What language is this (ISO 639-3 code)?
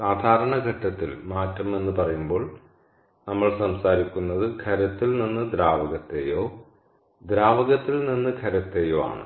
mal